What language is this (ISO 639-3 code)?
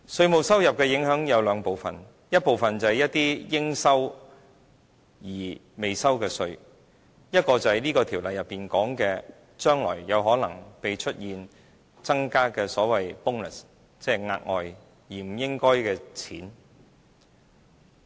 yue